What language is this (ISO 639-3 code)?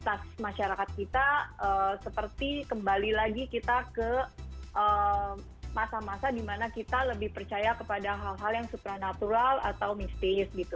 ind